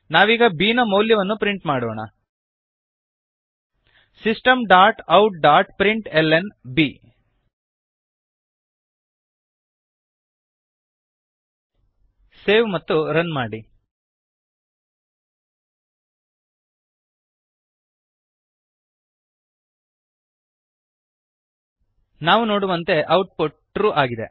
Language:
Kannada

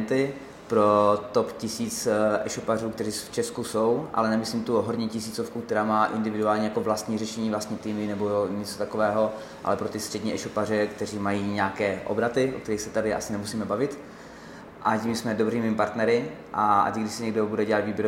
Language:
Czech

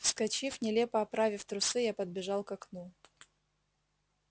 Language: Russian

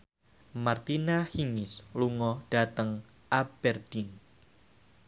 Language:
Javanese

